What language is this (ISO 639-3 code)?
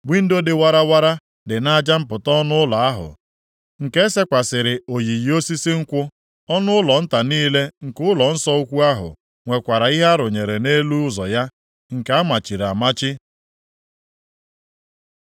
ibo